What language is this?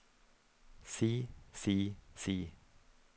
Norwegian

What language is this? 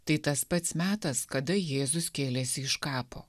Lithuanian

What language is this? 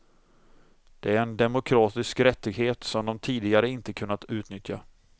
Swedish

